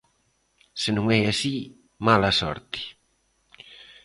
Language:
Galician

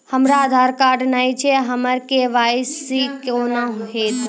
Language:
Maithili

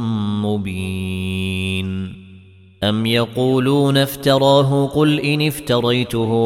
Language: Arabic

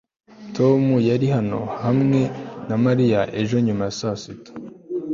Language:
Kinyarwanda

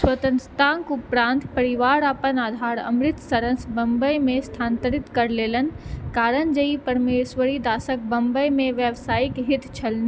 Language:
Maithili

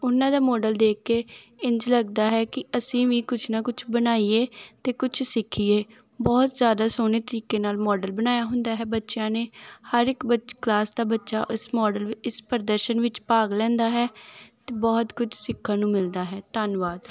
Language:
Punjabi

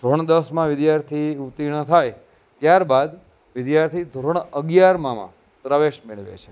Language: Gujarati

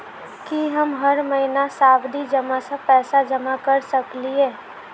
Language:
Maithili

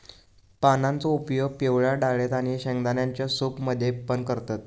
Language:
Marathi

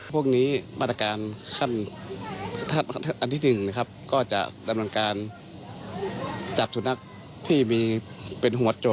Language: Thai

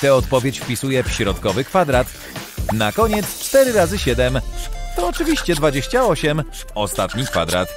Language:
Polish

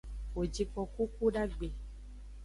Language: Aja (Benin)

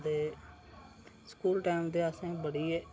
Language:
Dogri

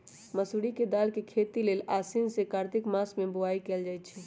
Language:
Magahi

